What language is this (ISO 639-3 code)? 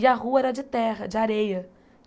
por